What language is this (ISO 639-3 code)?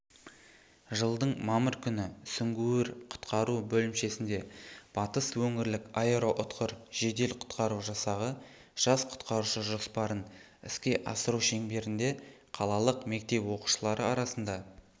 kaz